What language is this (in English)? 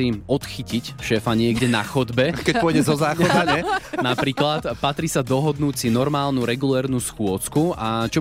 Slovak